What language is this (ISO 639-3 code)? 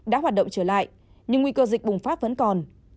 vie